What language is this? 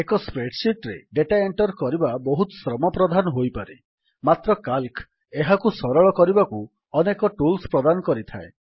Odia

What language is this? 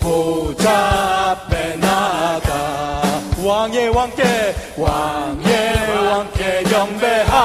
Korean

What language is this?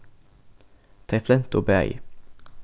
Faroese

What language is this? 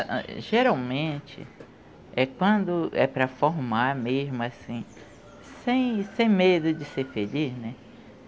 Portuguese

